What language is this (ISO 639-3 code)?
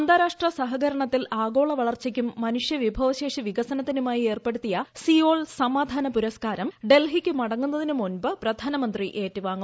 mal